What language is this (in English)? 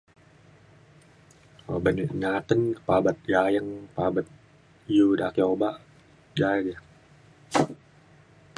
Mainstream Kenyah